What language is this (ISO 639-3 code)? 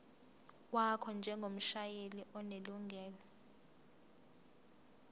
zul